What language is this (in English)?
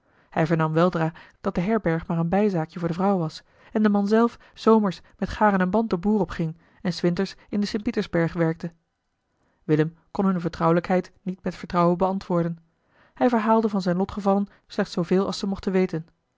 Dutch